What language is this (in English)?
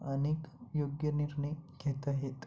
Marathi